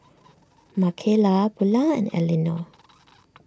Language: English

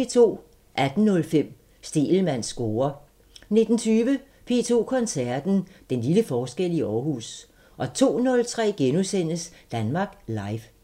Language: Danish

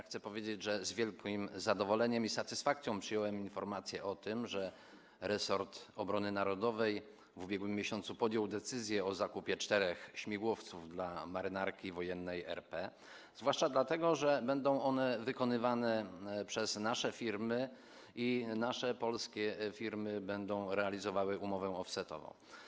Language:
Polish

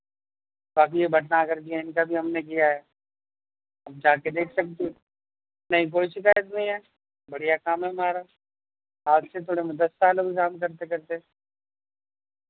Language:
Urdu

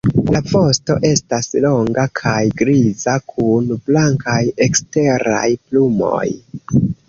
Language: Esperanto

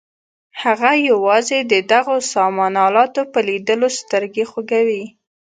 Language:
Pashto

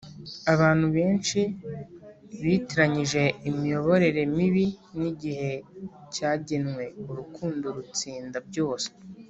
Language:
Kinyarwanda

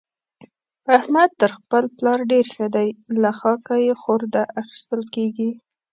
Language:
Pashto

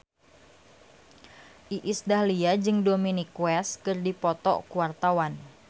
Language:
Sundanese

